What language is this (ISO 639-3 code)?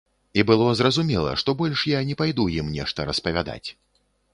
bel